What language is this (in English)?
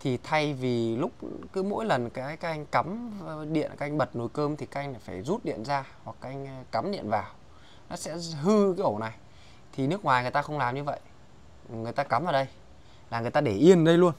Vietnamese